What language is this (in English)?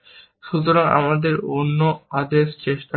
Bangla